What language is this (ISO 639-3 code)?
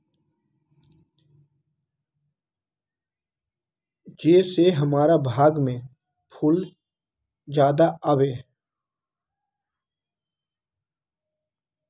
mag